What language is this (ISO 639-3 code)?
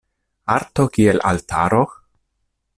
epo